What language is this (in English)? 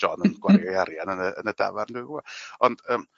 Welsh